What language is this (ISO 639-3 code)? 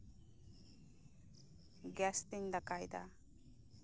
sat